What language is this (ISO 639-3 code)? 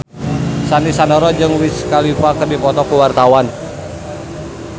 sun